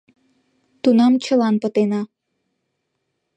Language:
Mari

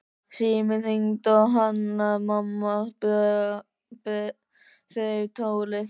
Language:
Icelandic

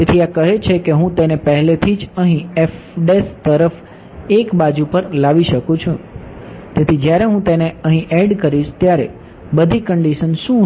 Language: Gujarati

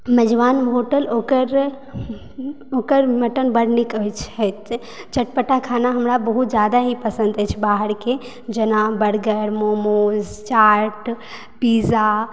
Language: Maithili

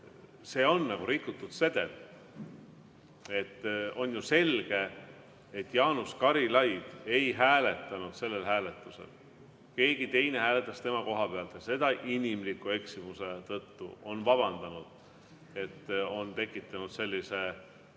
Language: Estonian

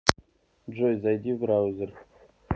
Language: Russian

